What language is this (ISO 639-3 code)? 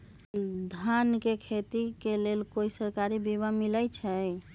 mag